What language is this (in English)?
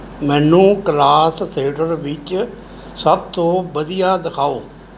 Punjabi